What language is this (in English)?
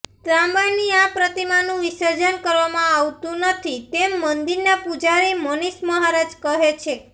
Gujarati